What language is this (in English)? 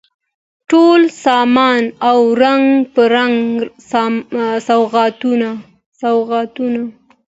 Pashto